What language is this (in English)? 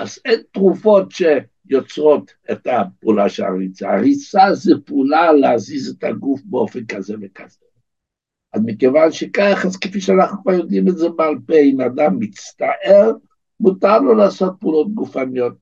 Hebrew